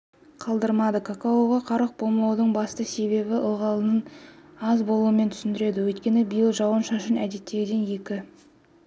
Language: Kazakh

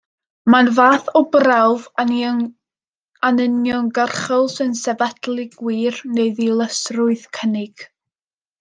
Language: Welsh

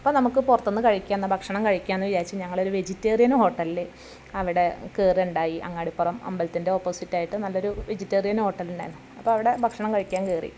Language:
Malayalam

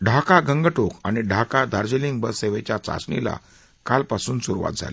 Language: Marathi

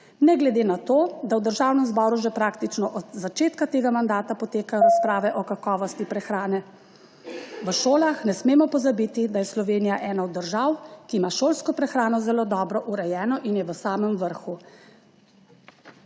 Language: Slovenian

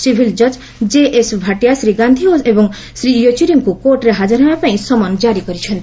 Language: Odia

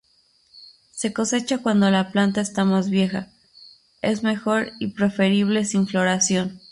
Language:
Spanish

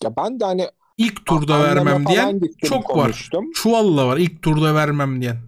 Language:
Turkish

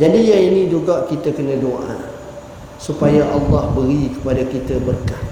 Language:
Malay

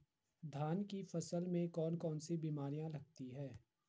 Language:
Hindi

